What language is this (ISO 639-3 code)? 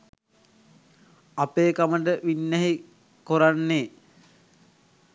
sin